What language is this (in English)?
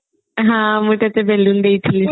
Odia